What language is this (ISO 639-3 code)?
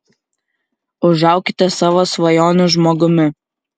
lit